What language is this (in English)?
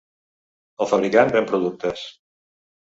Catalan